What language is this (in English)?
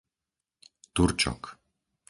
Slovak